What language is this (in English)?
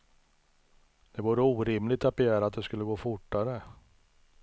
Swedish